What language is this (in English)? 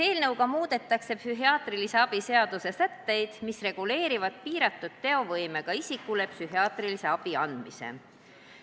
Estonian